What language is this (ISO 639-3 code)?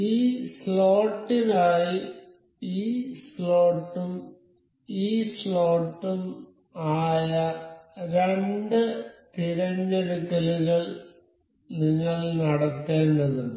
mal